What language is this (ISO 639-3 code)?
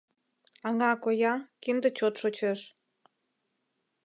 chm